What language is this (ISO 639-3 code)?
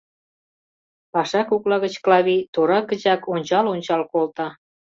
chm